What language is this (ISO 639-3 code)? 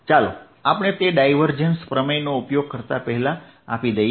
guj